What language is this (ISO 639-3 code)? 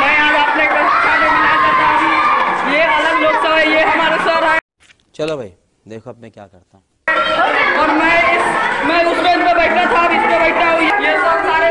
hin